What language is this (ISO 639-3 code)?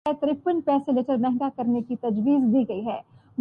urd